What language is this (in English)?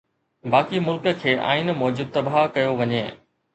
Sindhi